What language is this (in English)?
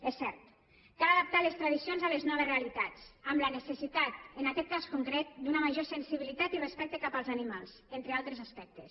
Catalan